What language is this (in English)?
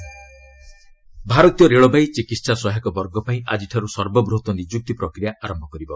Odia